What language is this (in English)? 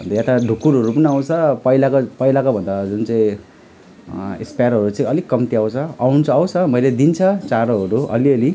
Nepali